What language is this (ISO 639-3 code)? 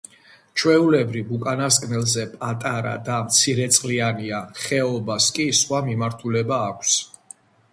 kat